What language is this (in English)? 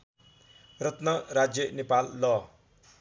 Nepali